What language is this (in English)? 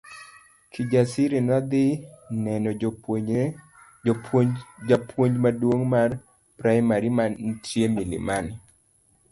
Luo (Kenya and Tanzania)